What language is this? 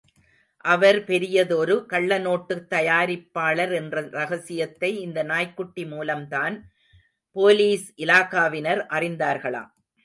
Tamil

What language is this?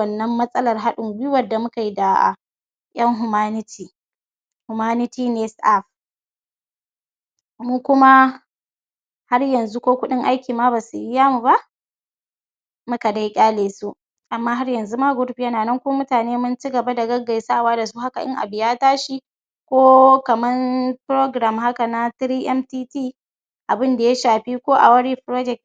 Hausa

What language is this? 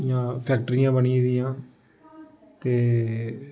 Dogri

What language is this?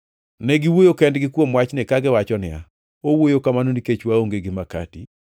Luo (Kenya and Tanzania)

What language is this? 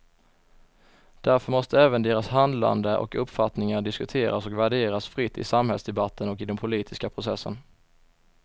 Swedish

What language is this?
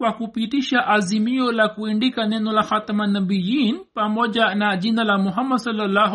Swahili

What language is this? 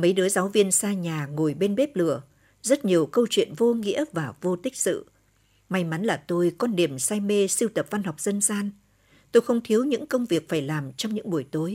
Vietnamese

